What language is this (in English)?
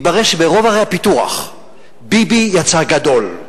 Hebrew